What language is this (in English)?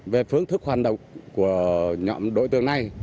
Vietnamese